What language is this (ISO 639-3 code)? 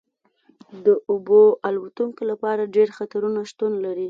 pus